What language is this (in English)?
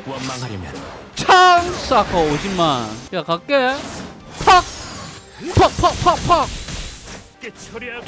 Korean